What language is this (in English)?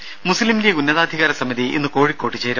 Malayalam